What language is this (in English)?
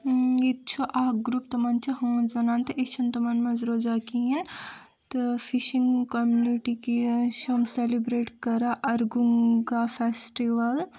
Kashmiri